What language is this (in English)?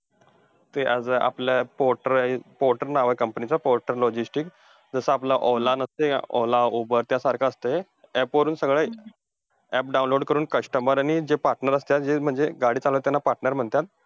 Marathi